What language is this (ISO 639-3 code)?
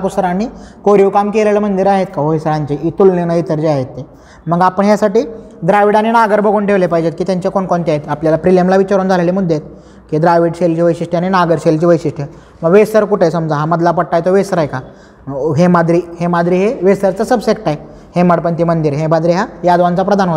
mar